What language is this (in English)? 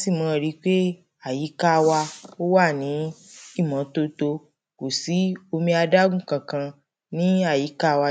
Yoruba